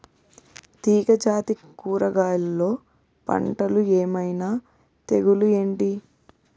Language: Telugu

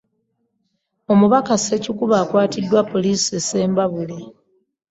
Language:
Ganda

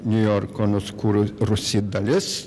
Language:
Lithuanian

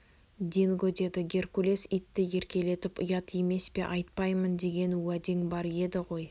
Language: Kazakh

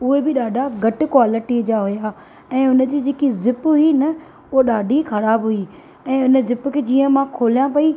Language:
Sindhi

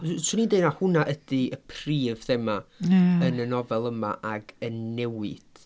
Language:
Welsh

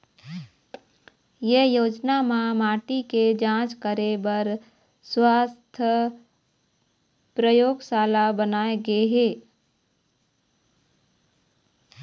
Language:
Chhattisgarhi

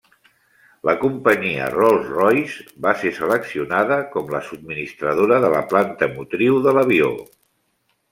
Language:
Catalan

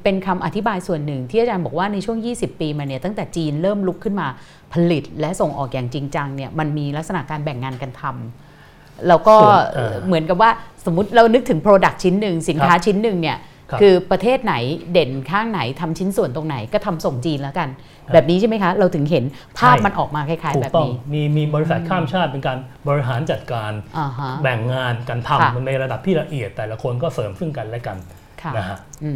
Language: Thai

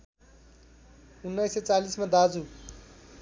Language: Nepali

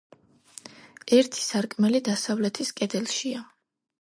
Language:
Georgian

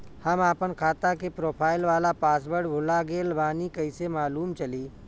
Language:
Bhojpuri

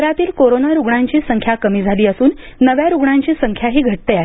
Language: Marathi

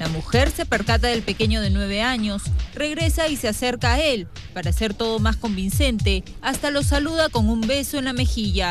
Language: Spanish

